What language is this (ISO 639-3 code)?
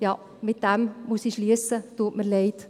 gsw